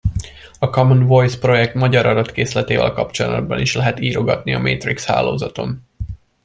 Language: Hungarian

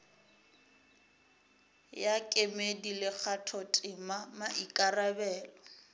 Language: Northern Sotho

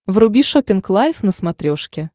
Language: Russian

